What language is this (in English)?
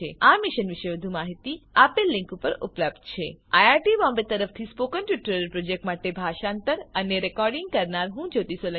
Gujarati